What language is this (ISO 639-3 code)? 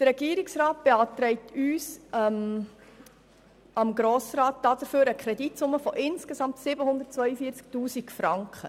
gsw